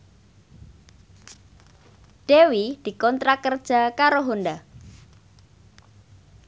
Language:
Javanese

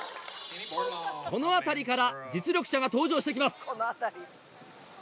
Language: Japanese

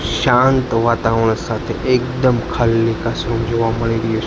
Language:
Gujarati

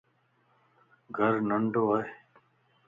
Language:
Lasi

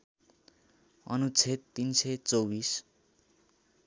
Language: Nepali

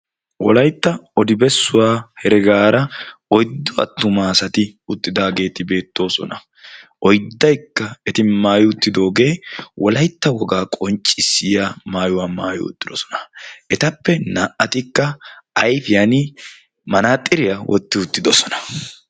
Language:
Wolaytta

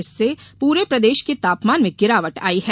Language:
Hindi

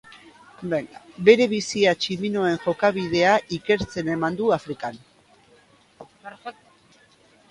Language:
Basque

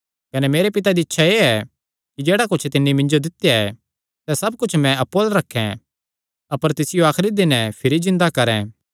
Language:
Kangri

